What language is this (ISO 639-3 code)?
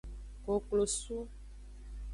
ajg